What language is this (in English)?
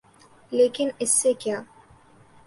Urdu